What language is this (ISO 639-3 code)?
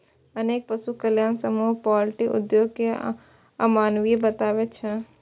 mai